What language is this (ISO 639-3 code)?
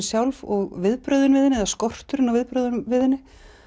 isl